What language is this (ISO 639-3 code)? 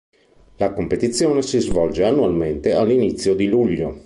ita